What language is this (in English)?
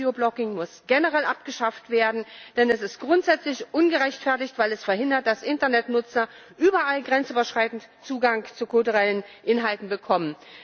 German